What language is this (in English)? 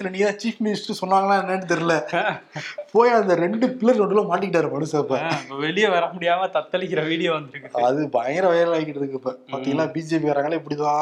Tamil